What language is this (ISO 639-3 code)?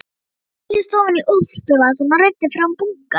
isl